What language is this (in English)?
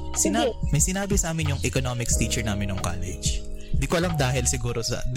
Filipino